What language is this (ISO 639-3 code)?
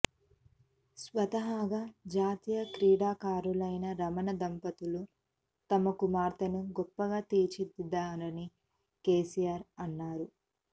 tel